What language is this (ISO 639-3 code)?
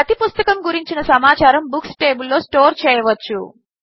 tel